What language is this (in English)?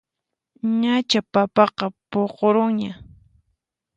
Puno Quechua